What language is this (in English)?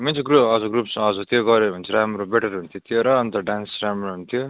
Nepali